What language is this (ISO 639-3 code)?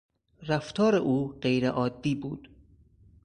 fas